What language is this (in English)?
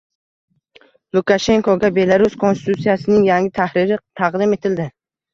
Uzbek